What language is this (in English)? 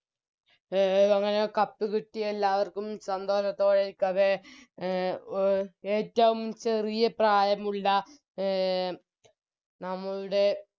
Malayalam